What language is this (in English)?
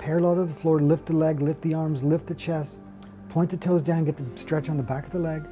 English